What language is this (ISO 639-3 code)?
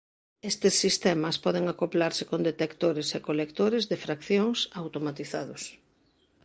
glg